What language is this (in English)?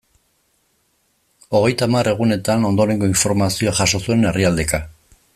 Basque